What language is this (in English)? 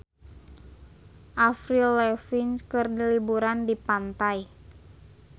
Sundanese